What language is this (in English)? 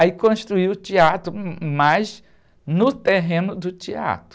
Portuguese